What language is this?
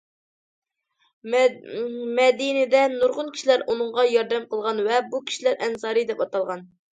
Uyghur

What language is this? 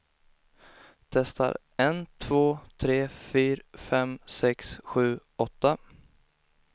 Swedish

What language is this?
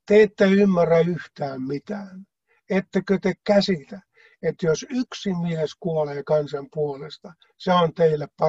Finnish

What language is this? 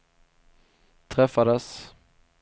Swedish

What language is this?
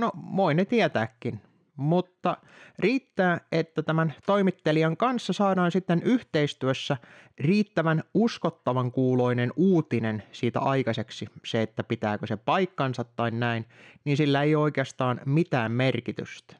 Finnish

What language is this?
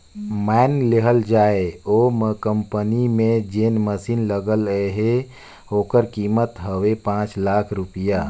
Chhattisgarhi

